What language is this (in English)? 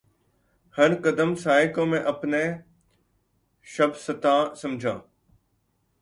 Urdu